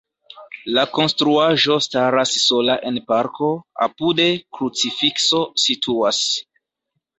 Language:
Esperanto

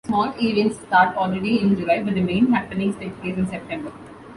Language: English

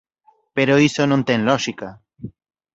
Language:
Galician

